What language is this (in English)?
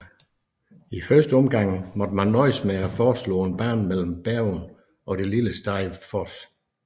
Danish